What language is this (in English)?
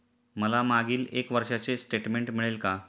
Marathi